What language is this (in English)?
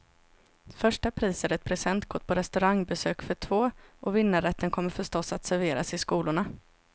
Swedish